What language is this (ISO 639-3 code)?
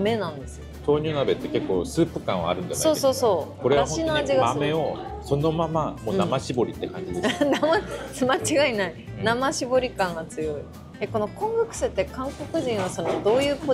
jpn